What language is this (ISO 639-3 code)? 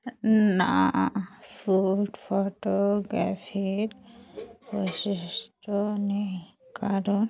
ben